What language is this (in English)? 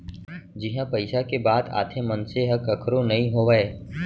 Chhattisgarhi